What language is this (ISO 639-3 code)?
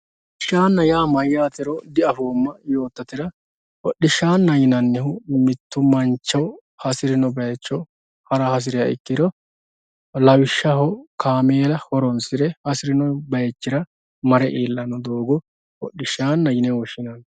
sid